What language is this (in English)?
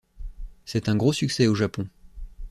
French